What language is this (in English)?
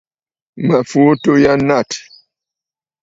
Bafut